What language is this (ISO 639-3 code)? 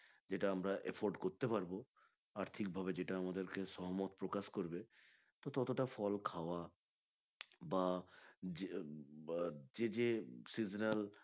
ben